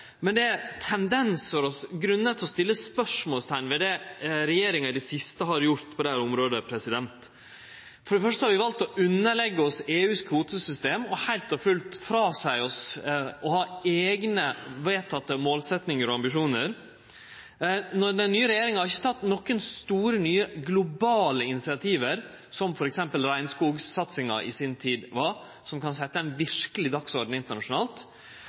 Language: Norwegian Nynorsk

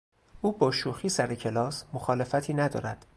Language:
Persian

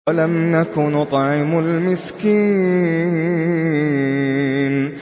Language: Arabic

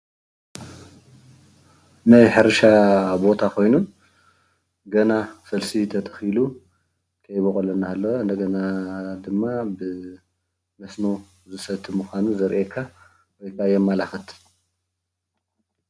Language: Tigrinya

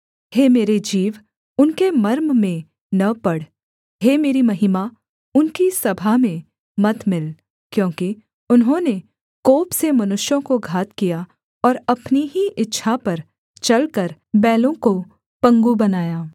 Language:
Hindi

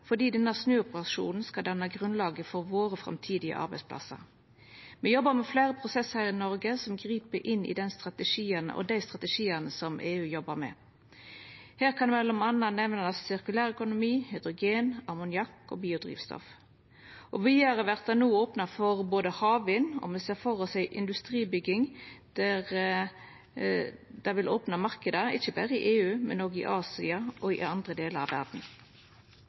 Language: Norwegian Nynorsk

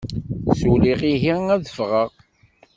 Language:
Kabyle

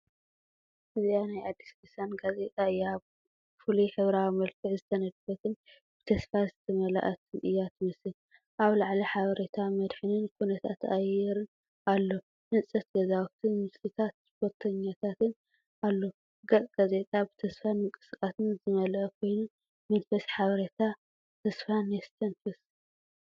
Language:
Tigrinya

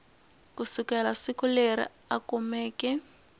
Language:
Tsonga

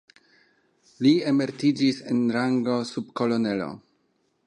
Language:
Esperanto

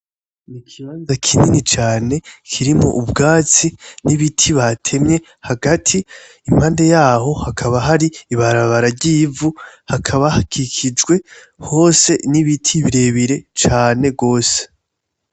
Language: Rundi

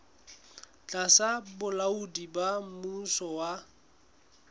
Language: Southern Sotho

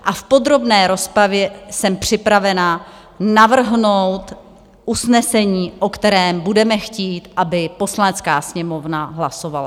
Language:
Czech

